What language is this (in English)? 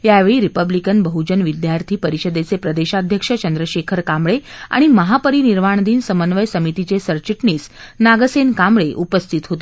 Marathi